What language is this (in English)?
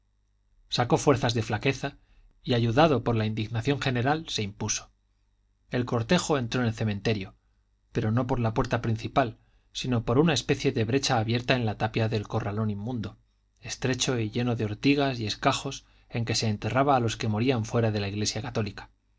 Spanish